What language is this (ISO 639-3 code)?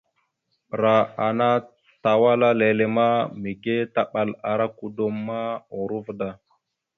mxu